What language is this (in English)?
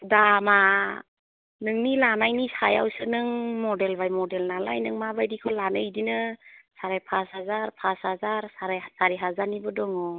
Bodo